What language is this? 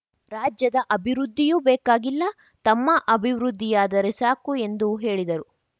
Kannada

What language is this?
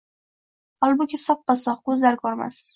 Uzbek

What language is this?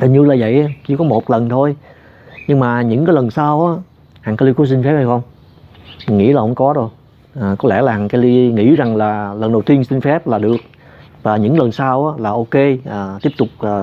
Vietnamese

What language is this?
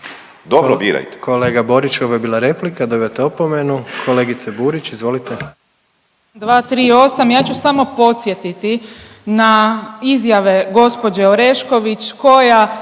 Croatian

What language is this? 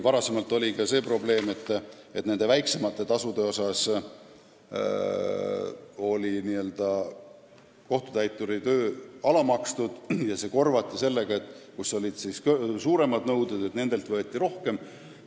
Estonian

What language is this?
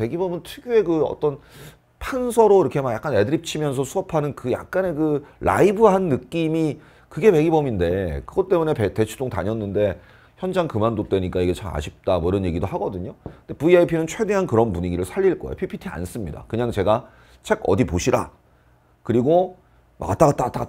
Korean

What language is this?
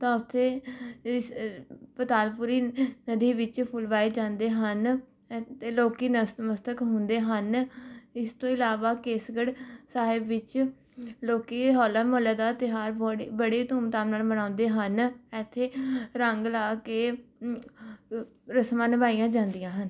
Punjabi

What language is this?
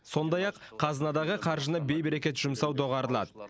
Kazakh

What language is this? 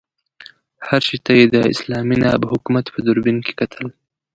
Pashto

